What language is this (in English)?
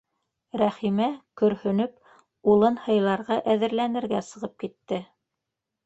Bashkir